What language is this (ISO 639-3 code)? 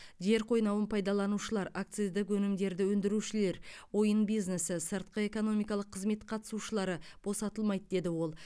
kaz